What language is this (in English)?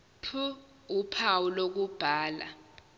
Zulu